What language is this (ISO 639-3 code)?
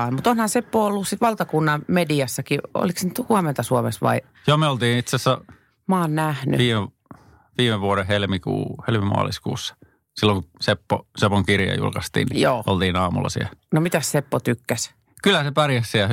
fin